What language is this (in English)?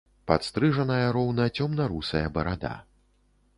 Belarusian